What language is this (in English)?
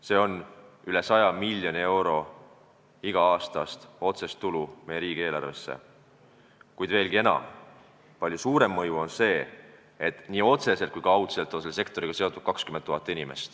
Estonian